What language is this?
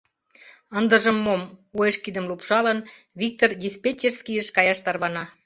Mari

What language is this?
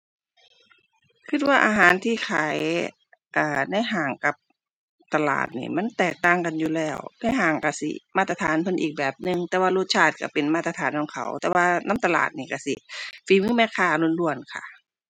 Thai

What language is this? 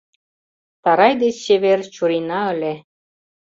Mari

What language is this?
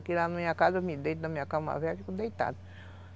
Portuguese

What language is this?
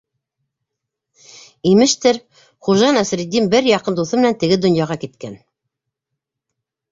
Bashkir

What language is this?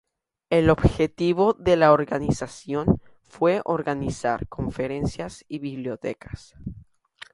Spanish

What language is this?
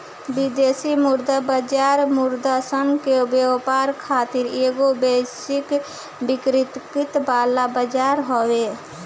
Bhojpuri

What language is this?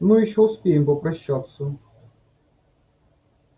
Russian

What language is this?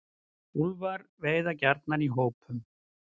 Icelandic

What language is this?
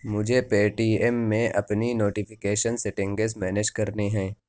Urdu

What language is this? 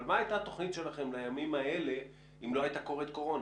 Hebrew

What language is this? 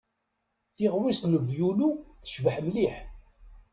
Kabyle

